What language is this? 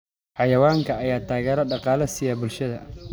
Somali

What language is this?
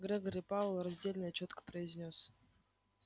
Russian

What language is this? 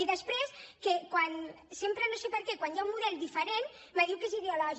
Catalan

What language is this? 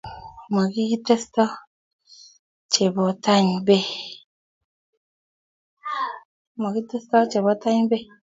Kalenjin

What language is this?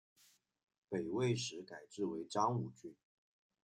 Chinese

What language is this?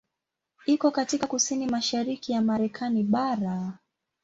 Swahili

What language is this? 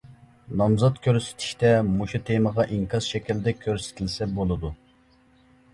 Uyghur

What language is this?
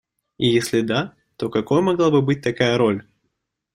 Russian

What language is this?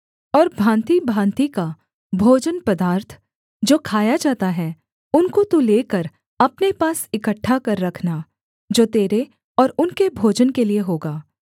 Hindi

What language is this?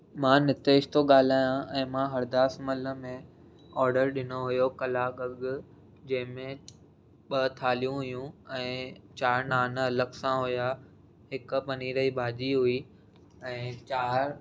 Sindhi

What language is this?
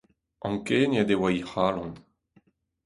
Breton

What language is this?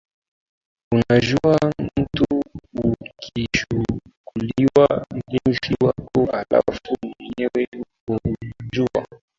Swahili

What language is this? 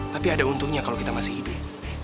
Indonesian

